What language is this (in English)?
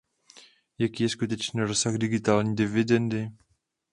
Czech